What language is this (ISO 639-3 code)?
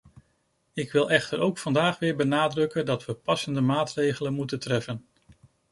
nld